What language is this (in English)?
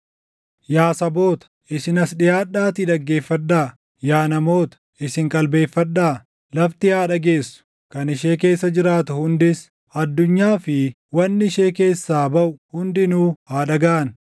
Oromo